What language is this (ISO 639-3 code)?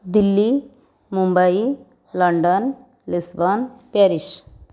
ori